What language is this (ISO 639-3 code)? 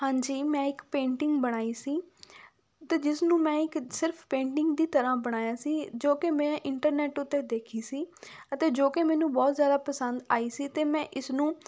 pan